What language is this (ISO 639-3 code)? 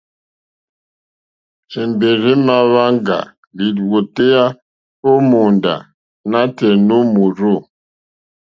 bri